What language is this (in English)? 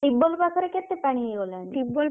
Odia